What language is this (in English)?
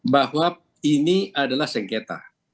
Indonesian